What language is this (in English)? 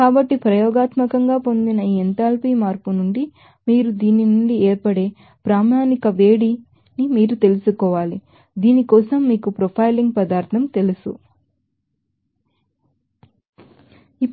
Telugu